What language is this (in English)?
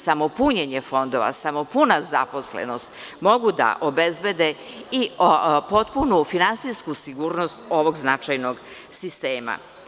Serbian